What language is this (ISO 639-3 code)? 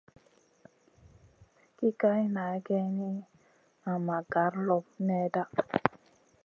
mcn